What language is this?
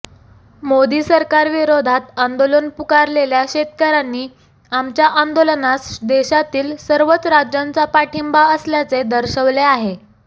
Marathi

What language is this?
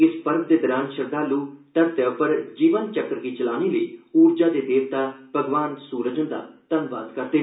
Dogri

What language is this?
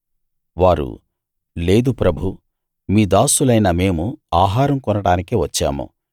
Telugu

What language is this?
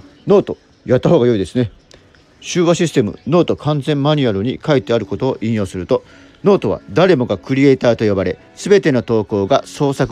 Japanese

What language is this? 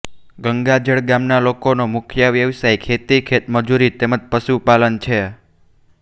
Gujarati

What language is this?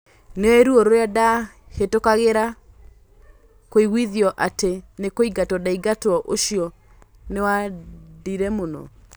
Kikuyu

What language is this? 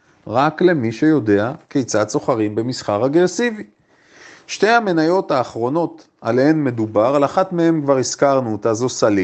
Hebrew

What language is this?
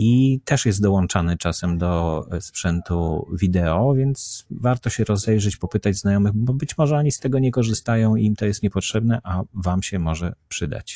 Polish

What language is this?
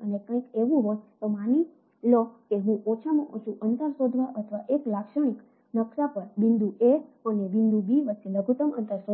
Gujarati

